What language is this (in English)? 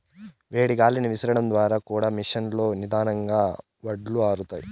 Telugu